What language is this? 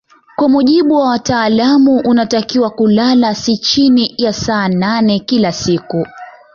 Swahili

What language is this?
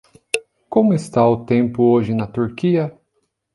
Portuguese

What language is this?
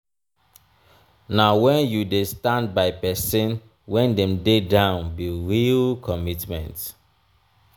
Nigerian Pidgin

